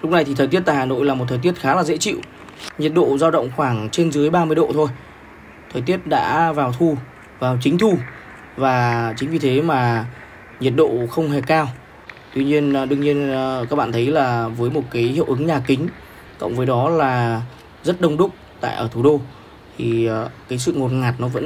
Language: Vietnamese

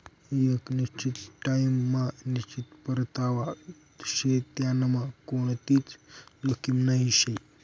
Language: Marathi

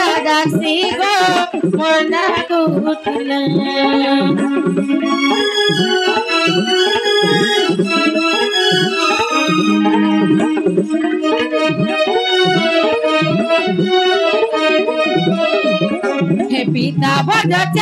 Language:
Bangla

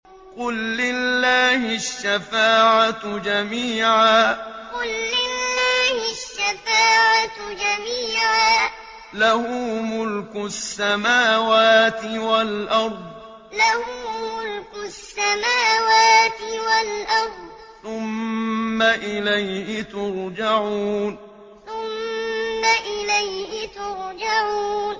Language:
Arabic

